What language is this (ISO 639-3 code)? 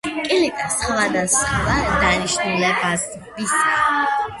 kat